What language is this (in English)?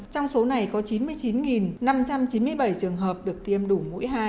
Vietnamese